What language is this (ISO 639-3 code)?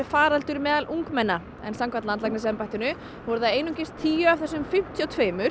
isl